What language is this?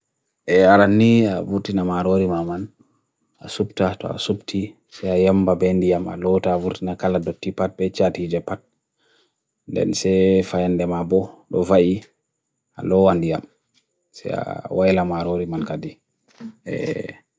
Bagirmi Fulfulde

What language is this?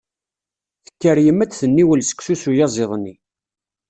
Kabyle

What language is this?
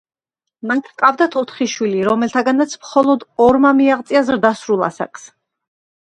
Georgian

